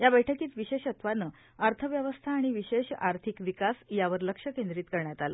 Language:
Marathi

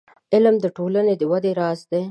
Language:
Pashto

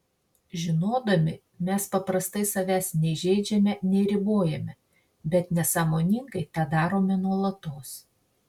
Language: Lithuanian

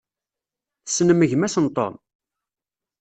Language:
Kabyle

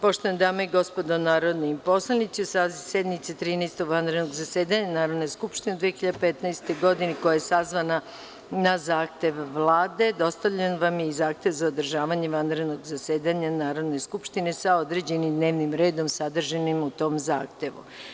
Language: Serbian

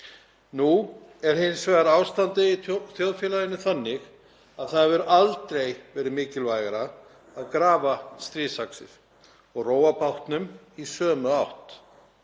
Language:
Icelandic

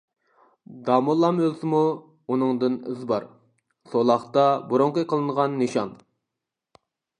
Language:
Uyghur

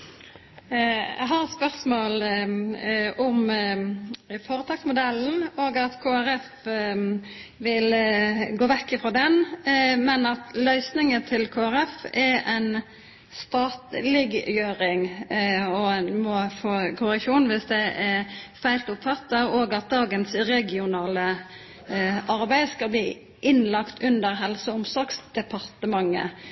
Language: Norwegian Nynorsk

